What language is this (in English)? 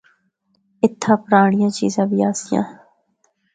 Northern Hindko